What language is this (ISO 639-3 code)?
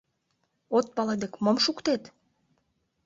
chm